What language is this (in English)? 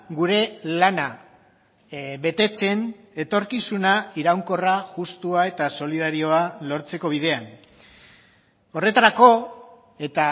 Basque